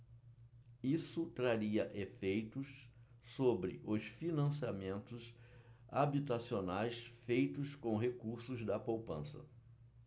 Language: Portuguese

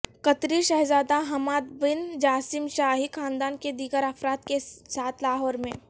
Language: Urdu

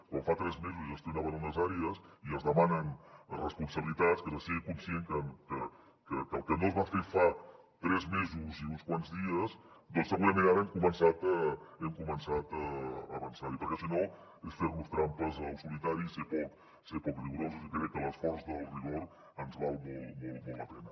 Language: Catalan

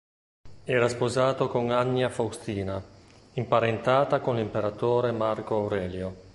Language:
Italian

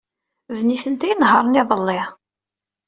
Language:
Kabyle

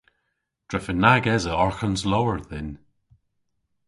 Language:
Cornish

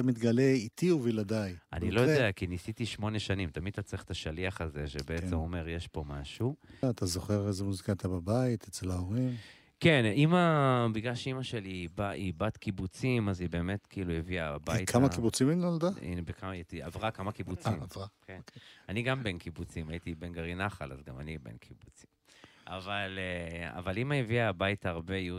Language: Hebrew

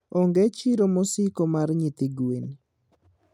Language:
Luo (Kenya and Tanzania)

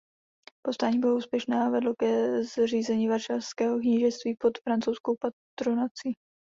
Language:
Czech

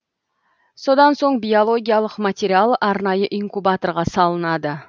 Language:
Kazakh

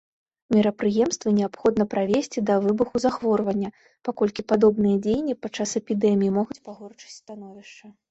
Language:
Belarusian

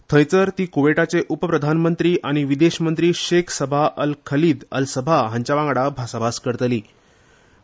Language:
Konkani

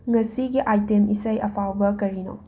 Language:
Manipuri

